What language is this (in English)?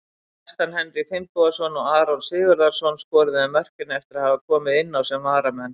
Icelandic